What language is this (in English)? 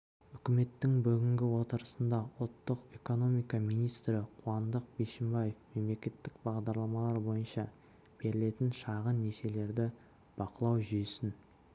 Kazakh